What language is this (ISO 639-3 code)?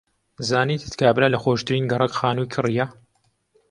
ckb